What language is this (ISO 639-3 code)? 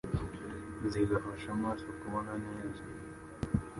kin